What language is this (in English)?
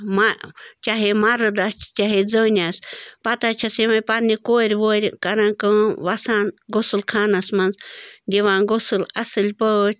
Kashmiri